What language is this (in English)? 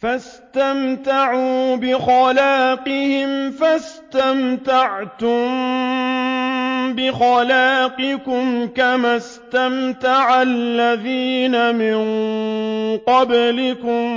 Arabic